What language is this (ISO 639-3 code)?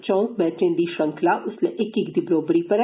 doi